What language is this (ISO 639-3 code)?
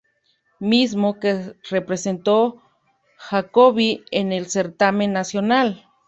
spa